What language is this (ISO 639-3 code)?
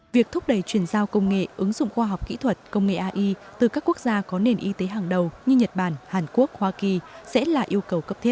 vie